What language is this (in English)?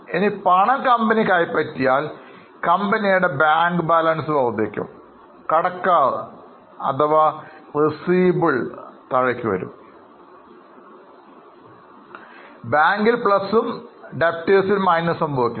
Malayalam